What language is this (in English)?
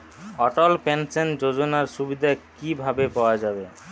Bangla